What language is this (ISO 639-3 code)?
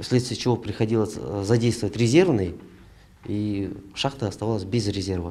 rus